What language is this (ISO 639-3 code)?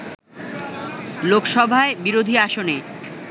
ben